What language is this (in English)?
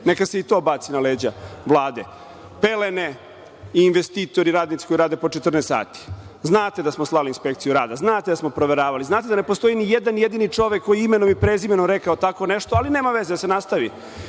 Serbian